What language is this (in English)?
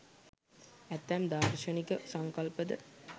Sinhala